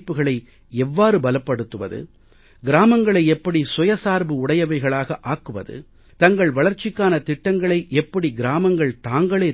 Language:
Tamil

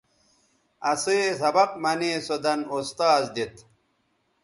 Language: Bateri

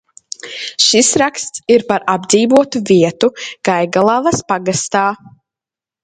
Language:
Latvian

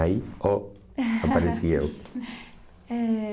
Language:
Portuguese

